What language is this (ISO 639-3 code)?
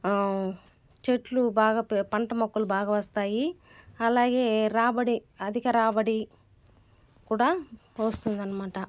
tel